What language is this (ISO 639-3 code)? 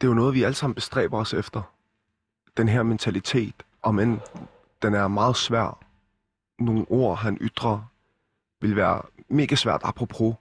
dan